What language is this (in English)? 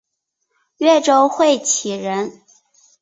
Chinese